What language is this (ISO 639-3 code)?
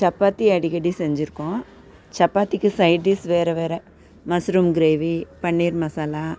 tam